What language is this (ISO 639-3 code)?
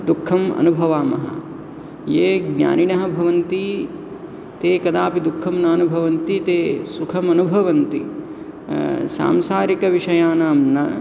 san